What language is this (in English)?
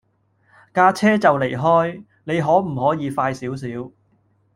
Cantonese